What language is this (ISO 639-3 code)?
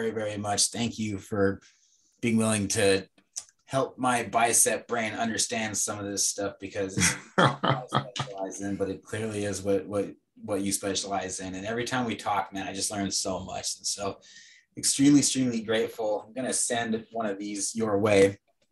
eng